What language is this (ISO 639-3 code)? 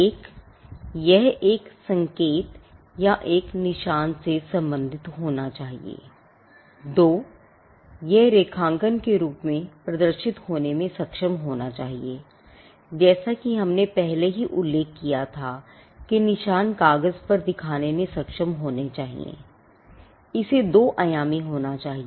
hin